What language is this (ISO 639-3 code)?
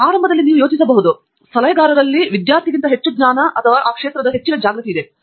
kan